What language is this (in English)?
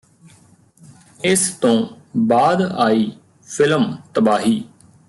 Punjabi